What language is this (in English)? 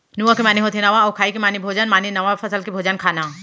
Chhattisgarhi